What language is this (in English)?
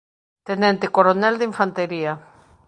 Galician